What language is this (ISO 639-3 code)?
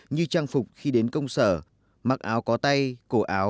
vie